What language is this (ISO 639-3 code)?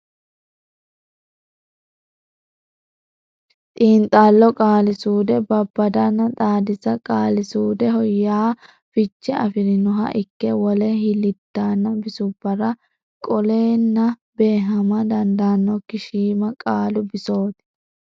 sid